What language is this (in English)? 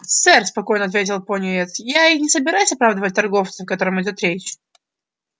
Russian